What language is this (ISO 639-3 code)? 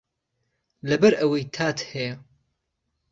ckb